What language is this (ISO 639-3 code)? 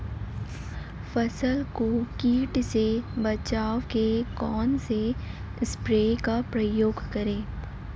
hin